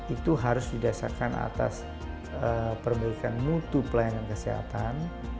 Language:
Indonesian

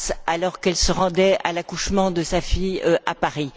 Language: French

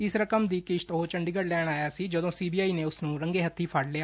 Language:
Punjabi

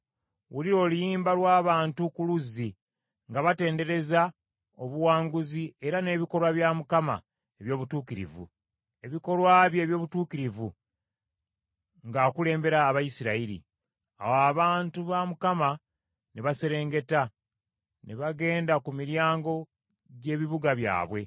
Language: Ganda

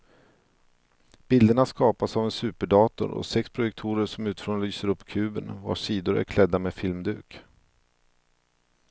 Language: Swedish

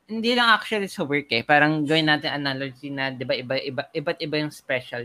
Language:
Filipino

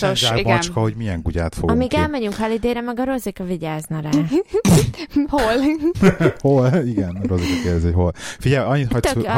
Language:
Hungarian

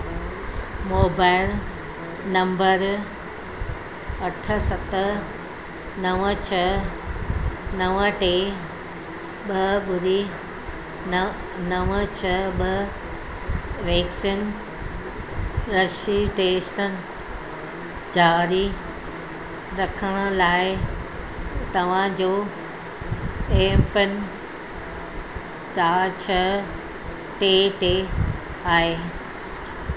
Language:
Sindhi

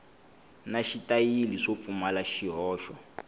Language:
Tsonga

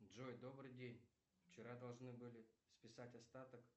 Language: Russian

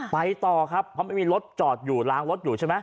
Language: Thai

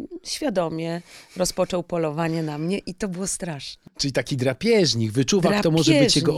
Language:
Polish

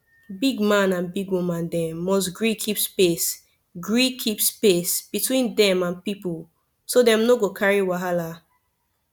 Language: Nigerian Pidgin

